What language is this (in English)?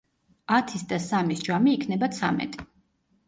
Georgian